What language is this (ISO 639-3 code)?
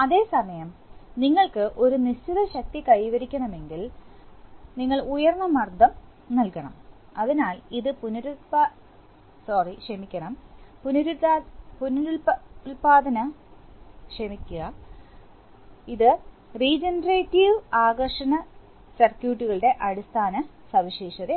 mal